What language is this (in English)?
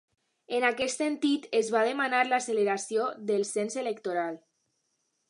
Catalan